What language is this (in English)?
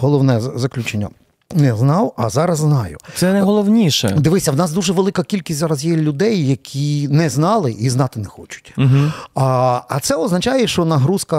Ukrainian